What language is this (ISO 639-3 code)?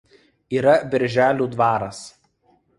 lit